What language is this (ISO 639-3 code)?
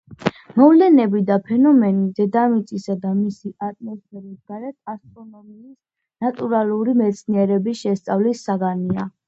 kat